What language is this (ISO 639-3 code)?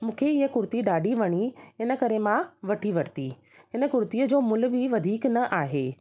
snd